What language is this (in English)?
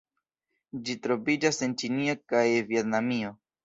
Esperanto